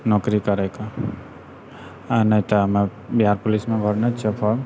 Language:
Maithili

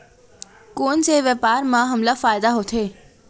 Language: Chhattisgarhi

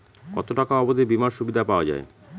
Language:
Bangla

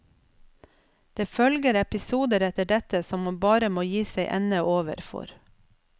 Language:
Norwegian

